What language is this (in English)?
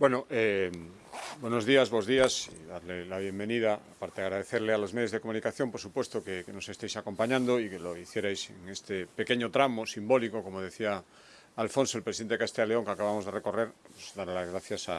Spanish